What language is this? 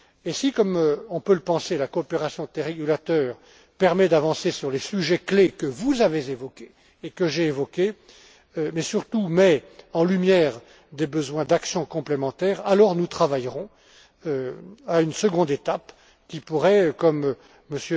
French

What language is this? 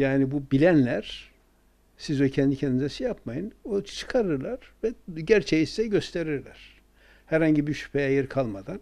Turkish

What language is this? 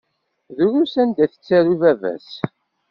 Kabyle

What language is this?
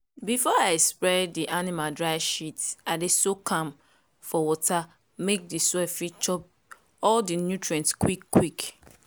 Nigerian Pidgin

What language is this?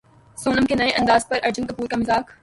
Urdu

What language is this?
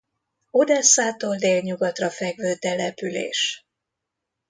Hungarian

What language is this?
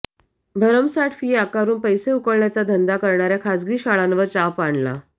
Marathi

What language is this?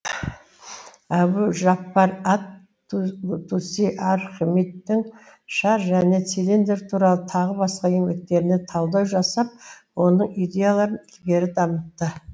Kazakh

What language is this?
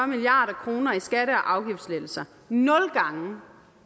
Danish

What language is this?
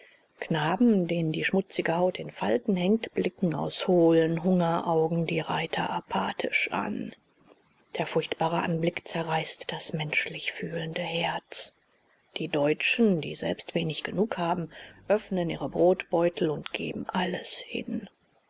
German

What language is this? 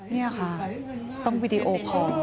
Thai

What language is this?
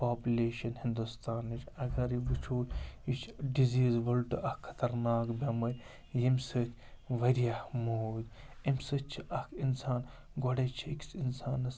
Kashmiri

